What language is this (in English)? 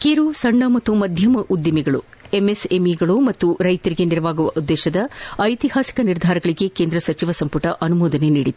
Kannada